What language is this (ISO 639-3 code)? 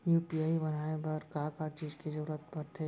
hne